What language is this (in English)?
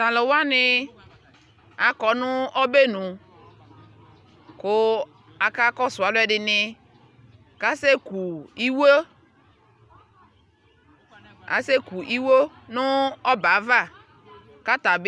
Ikposo